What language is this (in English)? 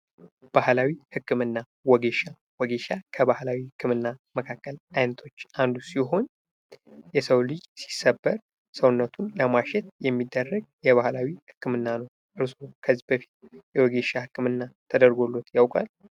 Amharic